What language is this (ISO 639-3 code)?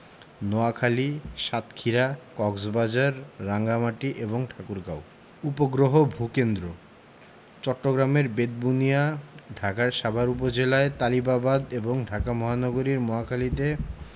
ben